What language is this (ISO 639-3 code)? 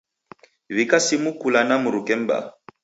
dav